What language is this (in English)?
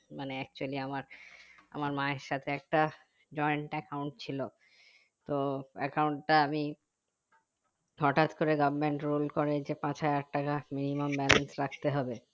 Bangla